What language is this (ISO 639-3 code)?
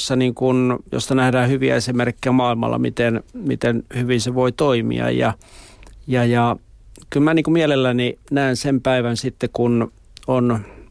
fin